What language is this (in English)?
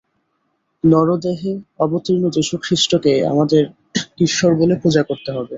Bangla